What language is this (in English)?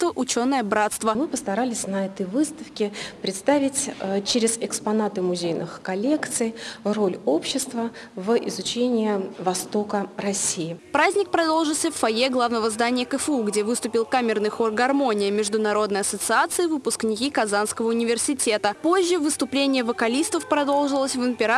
Russian